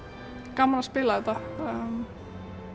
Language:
Icelandic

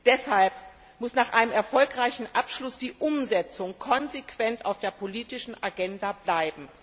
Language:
German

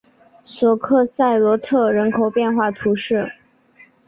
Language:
Chinese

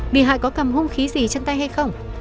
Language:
Vietnamese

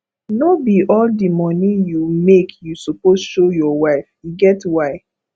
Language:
Nigerian Pidgin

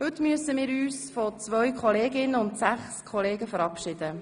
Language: Swiss German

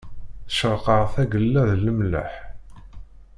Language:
Kabyle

